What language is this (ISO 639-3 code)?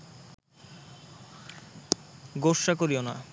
ben